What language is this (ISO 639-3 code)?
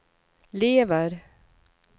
swe